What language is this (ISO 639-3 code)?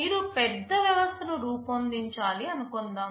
tel